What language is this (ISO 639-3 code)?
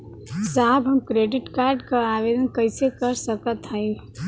bho